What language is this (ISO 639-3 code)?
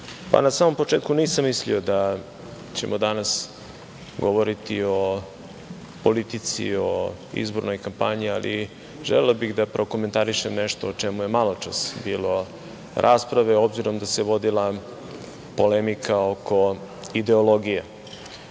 srp